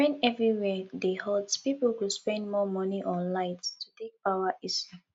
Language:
Nigerian Pidgin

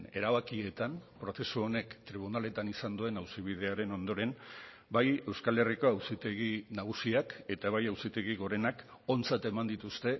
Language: Basque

